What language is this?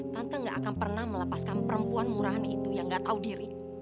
Indonesian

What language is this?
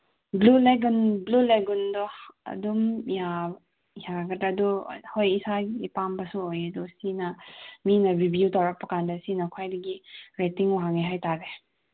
Manipuri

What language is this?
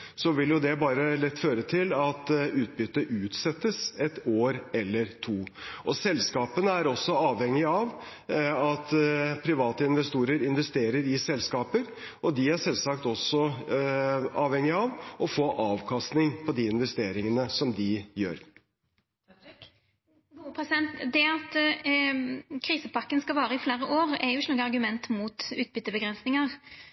Norwegian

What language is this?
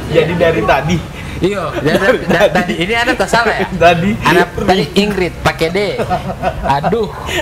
Indonesian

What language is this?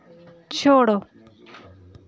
Dogri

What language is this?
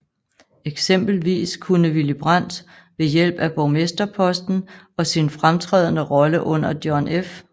Danish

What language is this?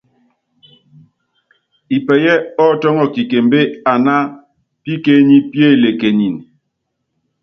Yangben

